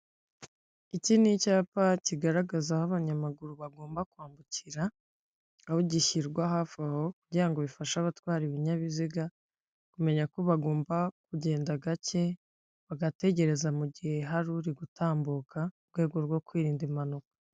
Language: Kinyarwanda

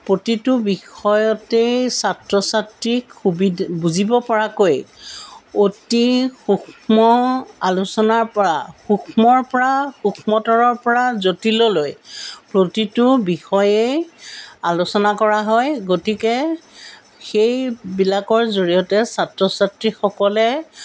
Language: Assamese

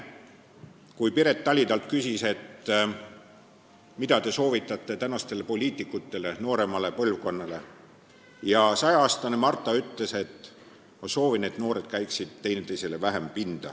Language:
Estonian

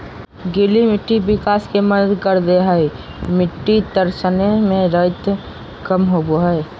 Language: Magahi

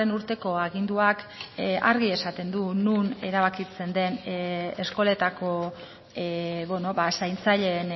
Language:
Basque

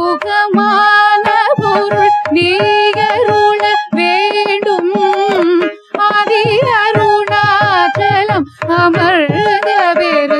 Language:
Thai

